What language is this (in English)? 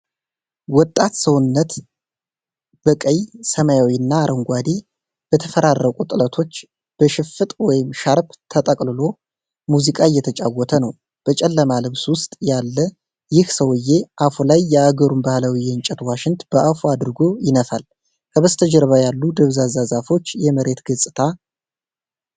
Amharic